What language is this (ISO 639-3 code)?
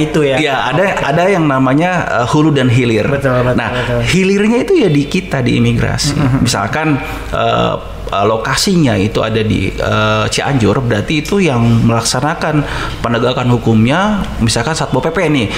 ind